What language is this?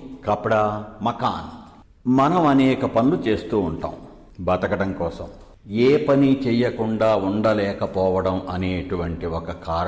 Telugu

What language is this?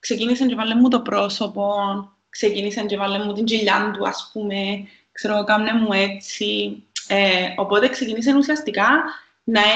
Greek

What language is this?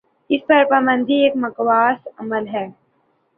Urdu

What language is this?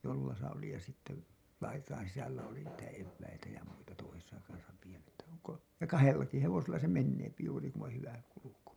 Finnish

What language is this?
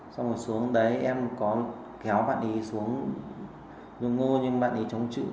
Vietnamese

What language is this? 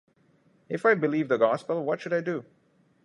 English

